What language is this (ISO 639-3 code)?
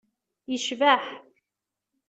kab